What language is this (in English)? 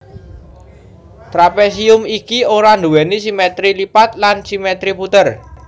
Javanese